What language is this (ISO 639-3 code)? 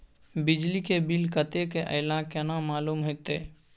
mai